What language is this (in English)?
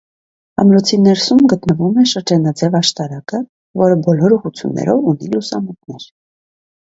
Armenian